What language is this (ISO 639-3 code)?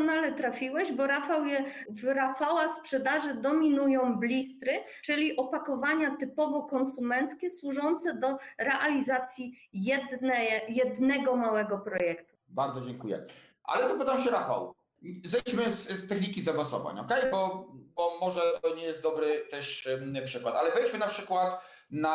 pol